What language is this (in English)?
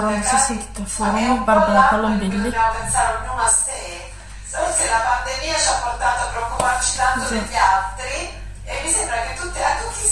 Italian